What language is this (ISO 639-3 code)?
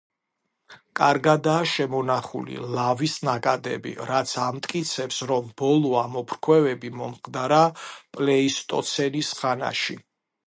kat